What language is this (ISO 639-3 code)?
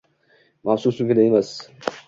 uzb